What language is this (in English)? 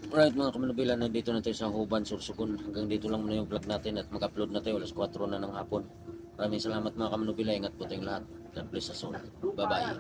Filipino